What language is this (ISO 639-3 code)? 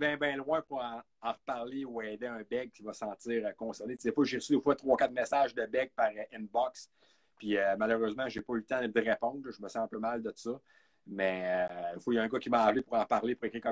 fra